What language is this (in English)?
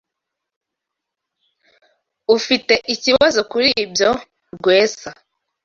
Kinyarwanda